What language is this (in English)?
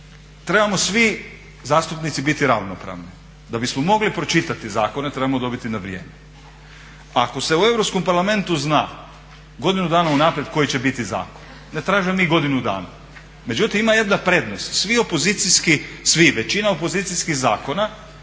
Croatian